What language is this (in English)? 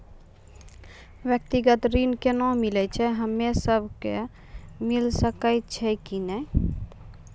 Maithili